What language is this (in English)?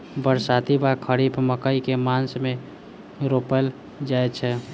Maithili